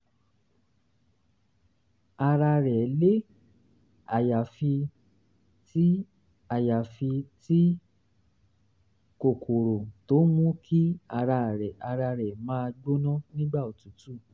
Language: Yoruba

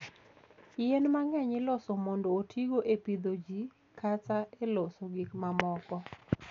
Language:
Luo (Kenya and Tanzania)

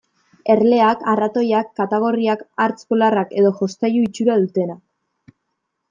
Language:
Basque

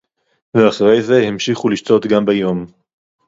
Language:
Hebrew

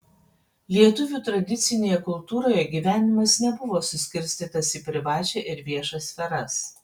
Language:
Lithuanian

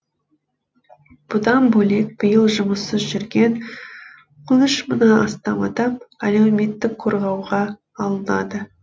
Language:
Kazakh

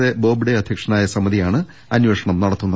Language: Malayalam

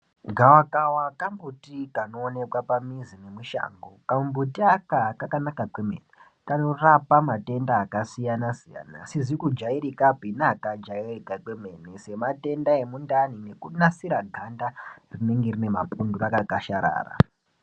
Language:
Ndau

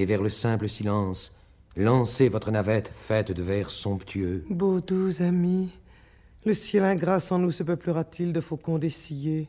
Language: French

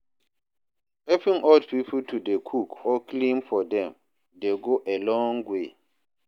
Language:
Nigerian Pidgin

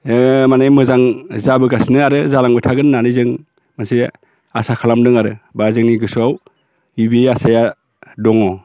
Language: Bodo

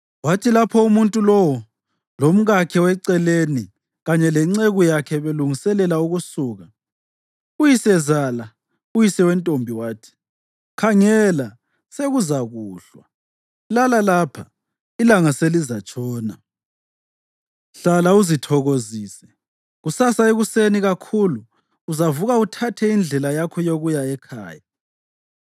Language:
North Ndebele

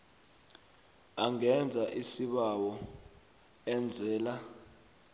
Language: South Ndebele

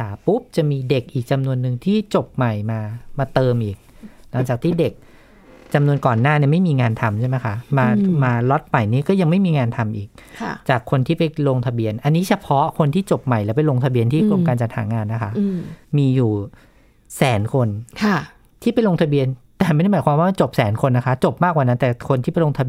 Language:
Thai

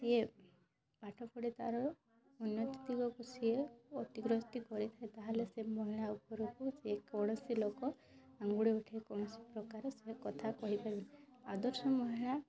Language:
Odia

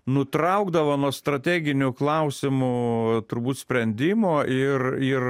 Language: Lithuanian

